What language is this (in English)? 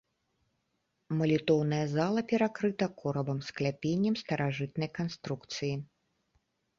Belarusian